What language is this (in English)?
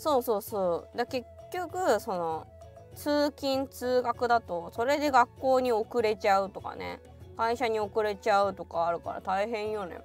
Japanese